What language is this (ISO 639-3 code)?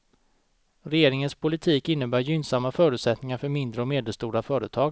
swe